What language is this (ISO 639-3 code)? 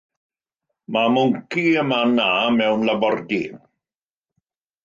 cym